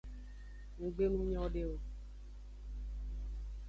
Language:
Aja (Benin)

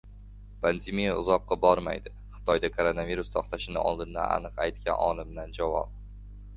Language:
Uzbek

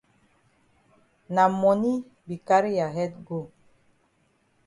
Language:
Cameroon Pidgin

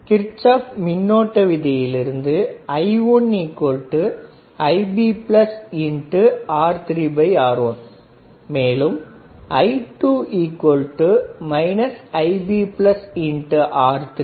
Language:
Tamil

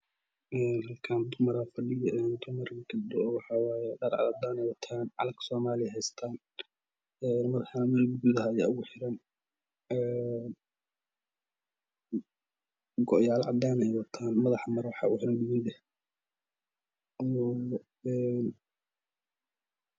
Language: Somali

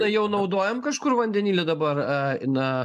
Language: Lithuanian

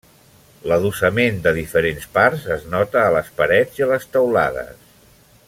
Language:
Catalan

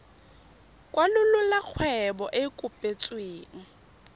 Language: Tswana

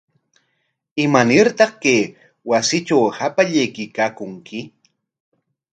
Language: Corongo Ancash Quechua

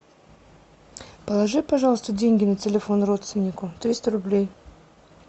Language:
Russian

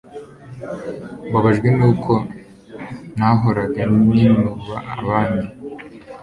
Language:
Kinyarwanda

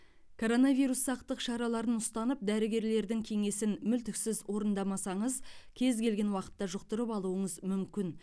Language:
Kazakh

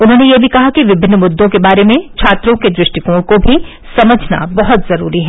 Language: Hindi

